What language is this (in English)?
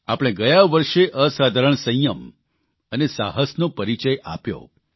Gujarati